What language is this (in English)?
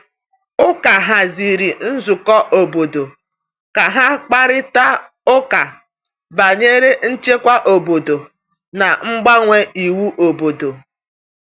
Igbo